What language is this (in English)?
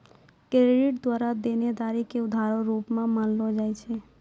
Maithili